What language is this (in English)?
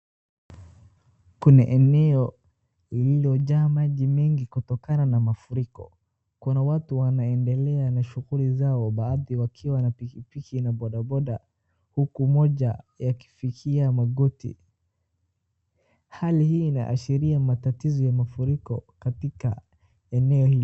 Swahili